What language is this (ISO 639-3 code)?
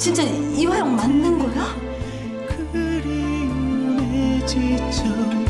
kor